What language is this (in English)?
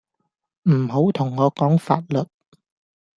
Cantonese